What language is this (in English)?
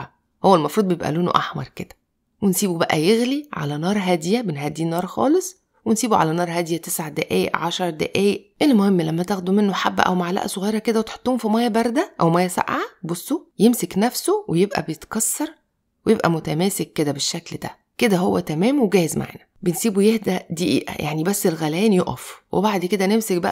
Arabic